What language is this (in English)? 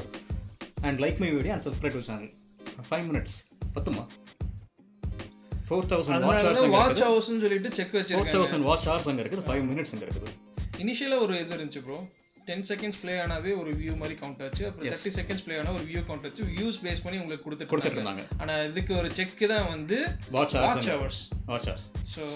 Tamil